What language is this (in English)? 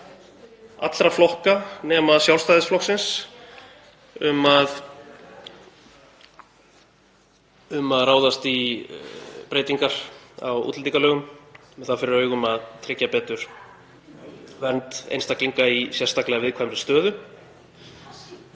Icelandic